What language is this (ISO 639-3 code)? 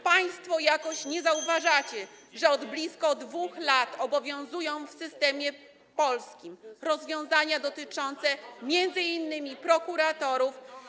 pol